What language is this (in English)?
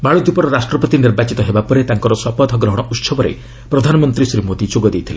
Odia